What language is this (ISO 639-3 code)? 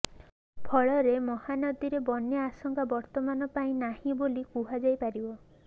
ori